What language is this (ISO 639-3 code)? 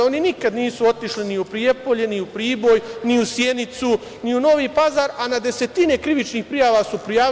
srp